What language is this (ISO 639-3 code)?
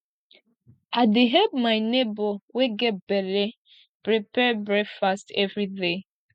pcm